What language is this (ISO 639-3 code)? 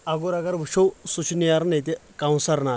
kas